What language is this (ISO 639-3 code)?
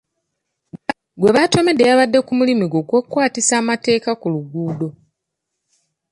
lug